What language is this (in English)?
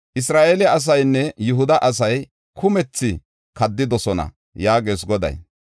Gofa